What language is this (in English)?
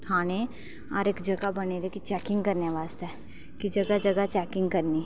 Dogri